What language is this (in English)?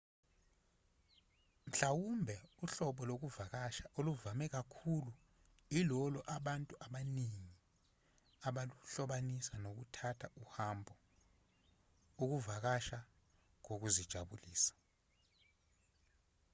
Zulu